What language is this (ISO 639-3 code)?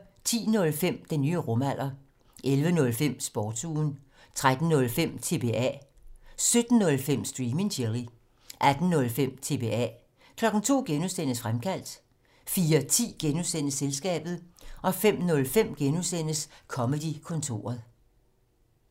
dan